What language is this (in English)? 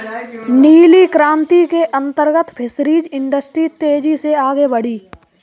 Hindi